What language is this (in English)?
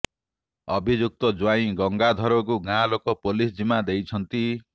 Odia